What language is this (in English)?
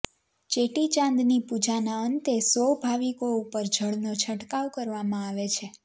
Gujarati